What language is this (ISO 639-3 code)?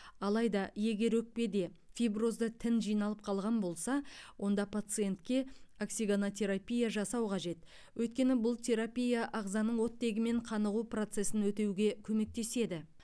kaz